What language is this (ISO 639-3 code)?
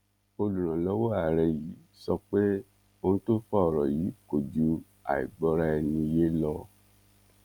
yor